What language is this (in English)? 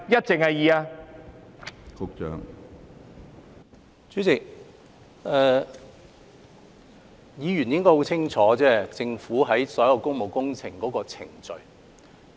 Cantonese